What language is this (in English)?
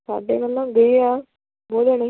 Punjabi